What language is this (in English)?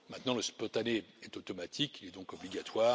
French